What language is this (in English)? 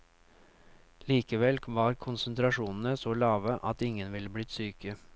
Norwegian